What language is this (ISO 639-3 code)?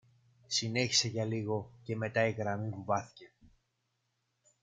ell